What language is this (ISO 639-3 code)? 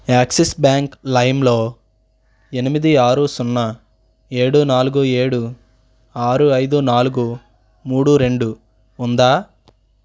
tel